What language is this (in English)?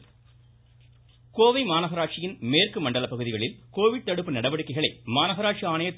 Tamil